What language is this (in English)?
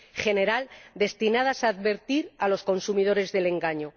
Spanish